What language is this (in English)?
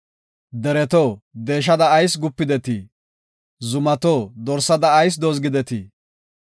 Gofa